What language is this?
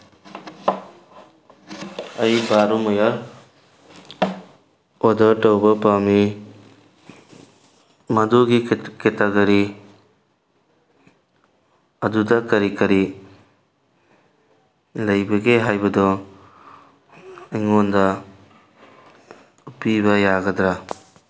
Manipuri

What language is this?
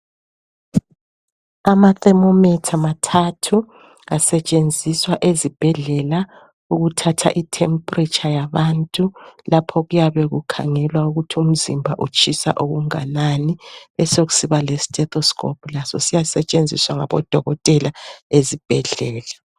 North Ndebele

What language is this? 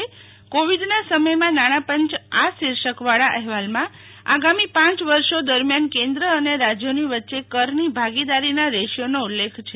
Gujarati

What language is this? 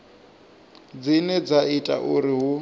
Venda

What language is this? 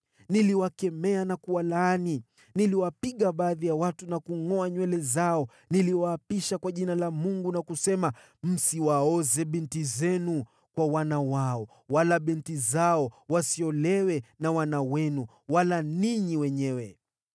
Swahili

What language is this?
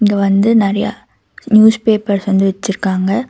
Tamil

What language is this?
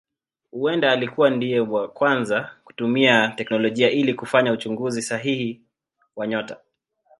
Swahili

